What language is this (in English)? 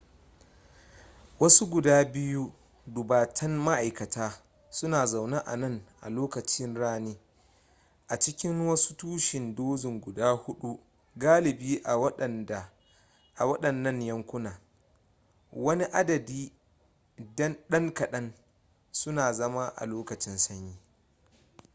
Hausa